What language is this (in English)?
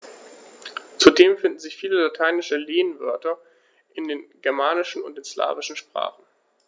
German